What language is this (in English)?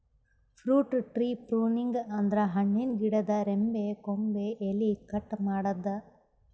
Kannada